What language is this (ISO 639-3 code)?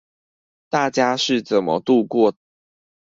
zho